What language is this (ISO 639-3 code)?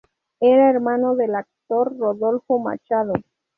spa